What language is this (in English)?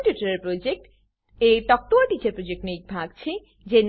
Gujarati